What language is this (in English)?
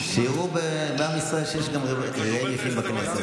Hebrew